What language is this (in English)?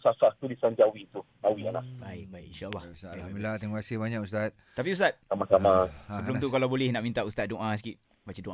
Malay